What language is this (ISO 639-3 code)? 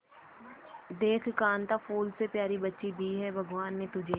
hin